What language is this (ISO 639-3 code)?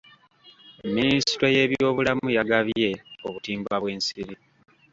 lug